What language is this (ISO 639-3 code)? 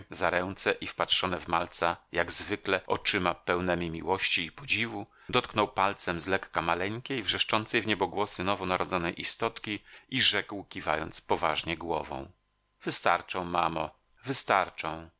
pol